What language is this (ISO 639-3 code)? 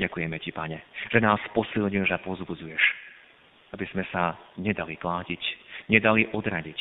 slk